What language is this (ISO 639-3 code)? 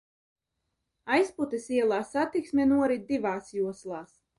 lav